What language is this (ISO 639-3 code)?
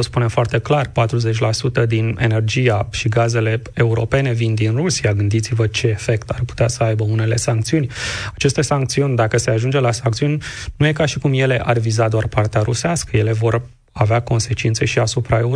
ron